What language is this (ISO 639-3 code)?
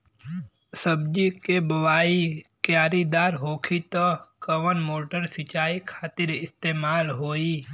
bho